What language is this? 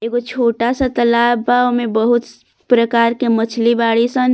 Bhojpuri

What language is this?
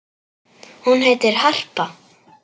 Icelandic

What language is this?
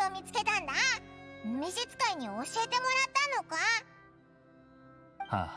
Japanese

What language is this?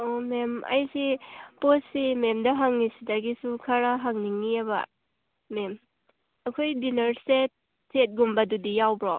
Manipuri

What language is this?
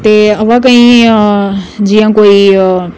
Dogri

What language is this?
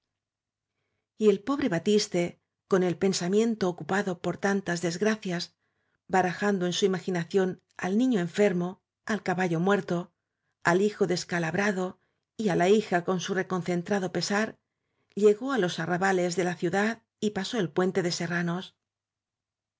Spanish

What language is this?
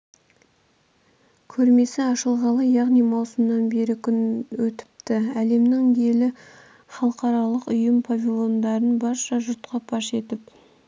Kazakh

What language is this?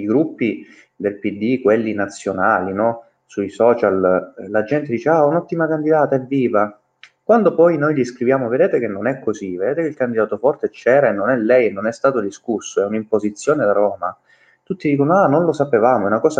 Italian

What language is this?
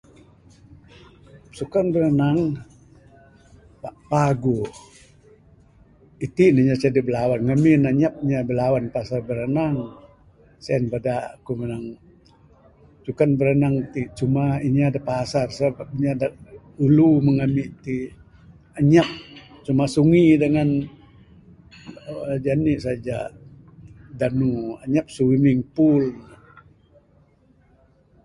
Bukar-Sadung Bidayuh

